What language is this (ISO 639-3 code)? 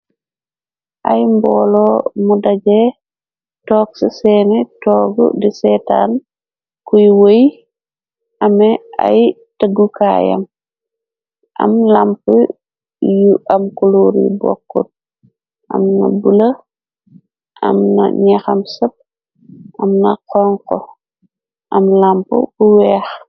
wol